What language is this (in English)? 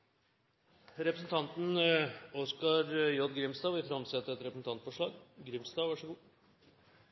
Norwegian Nynorsk